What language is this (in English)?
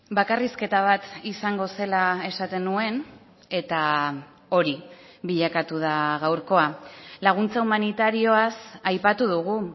Basque